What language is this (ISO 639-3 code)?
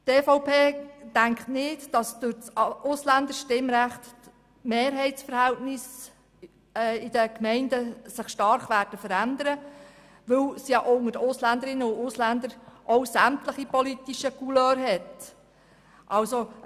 gsw